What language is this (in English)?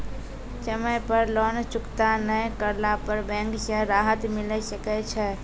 Maithili